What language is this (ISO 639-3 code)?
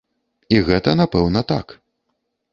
bel